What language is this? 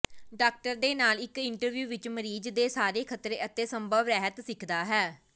Punjabi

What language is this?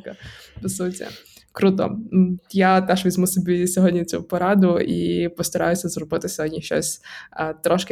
Ukrainian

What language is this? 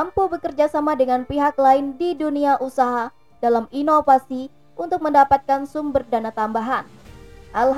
Indonesian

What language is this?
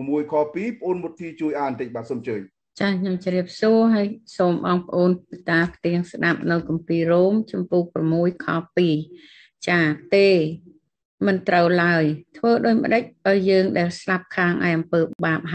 Thai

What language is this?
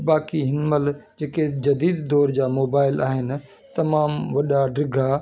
Sindhi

